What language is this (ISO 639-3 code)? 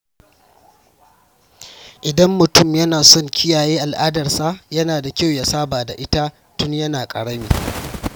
hau